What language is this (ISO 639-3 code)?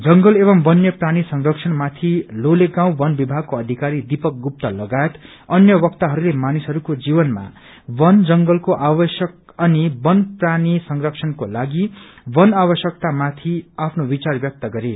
nep